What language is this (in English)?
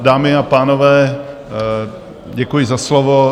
Czech